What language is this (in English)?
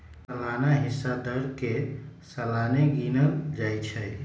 Magahi